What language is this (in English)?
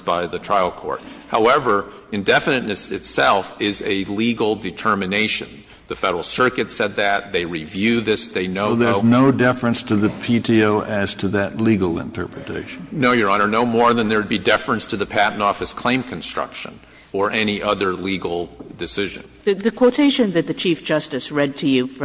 English